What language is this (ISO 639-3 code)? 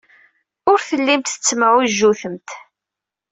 kab